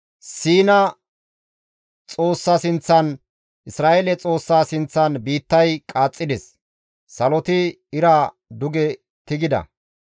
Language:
Gamo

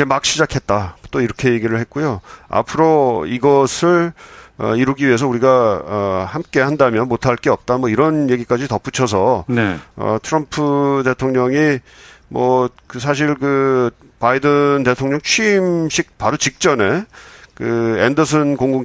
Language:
Korean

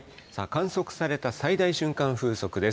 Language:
Japanese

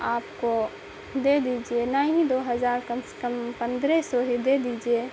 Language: Urdu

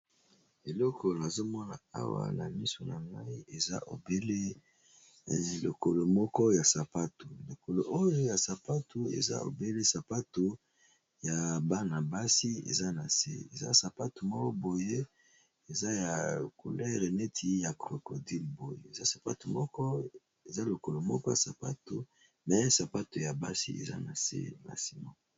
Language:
Lingala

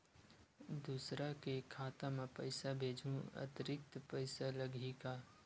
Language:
Chhattisgarhi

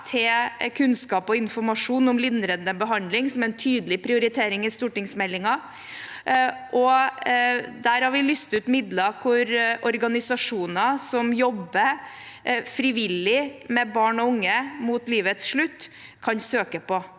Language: Norwegian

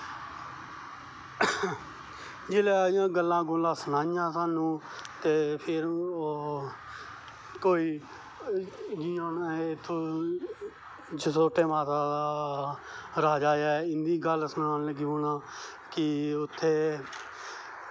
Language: Dogri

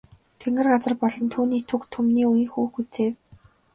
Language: Mongolian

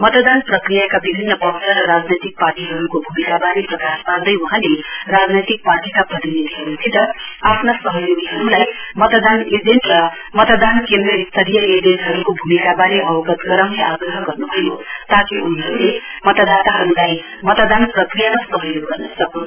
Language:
Nepali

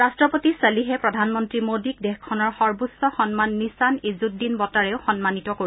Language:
Assamese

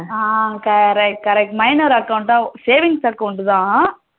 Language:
Tamil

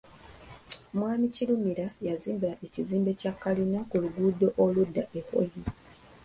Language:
Ganda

